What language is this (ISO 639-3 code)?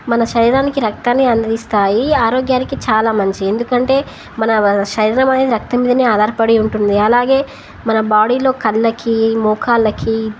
tel